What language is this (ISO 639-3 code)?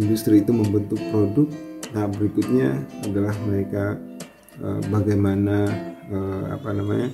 ind